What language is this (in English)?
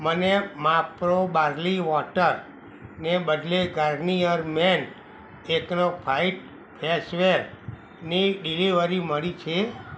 Gujarati